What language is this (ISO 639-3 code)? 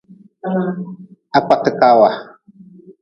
nmz